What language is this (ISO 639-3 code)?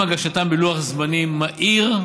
heb